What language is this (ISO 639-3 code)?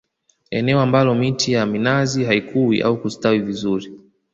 swa